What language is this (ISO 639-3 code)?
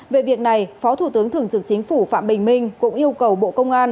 vie